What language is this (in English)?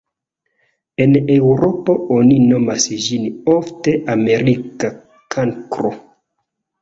Esperanto